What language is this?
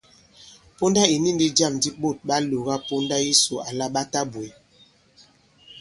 Bankon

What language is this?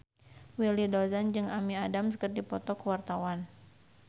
Sundanese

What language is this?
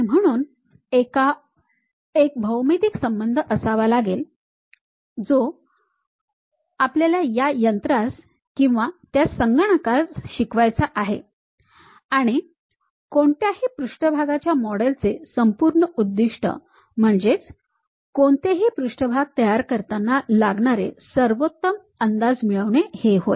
Marathi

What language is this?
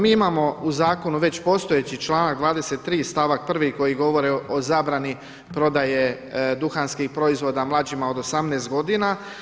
Croatian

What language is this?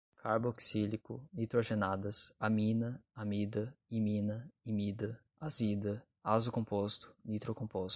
Portuguese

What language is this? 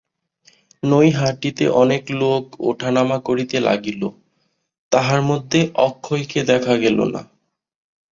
Bangla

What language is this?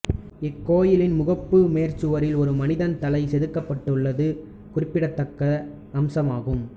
Tamil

